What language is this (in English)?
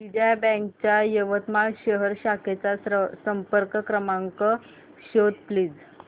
Marathi